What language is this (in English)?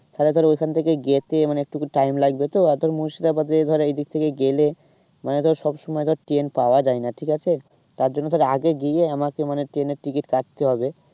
Bangla